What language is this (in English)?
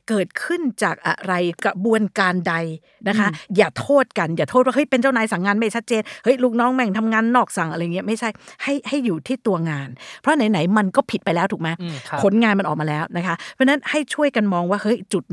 Thai